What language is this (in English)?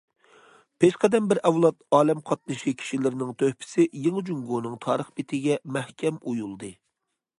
Uyghur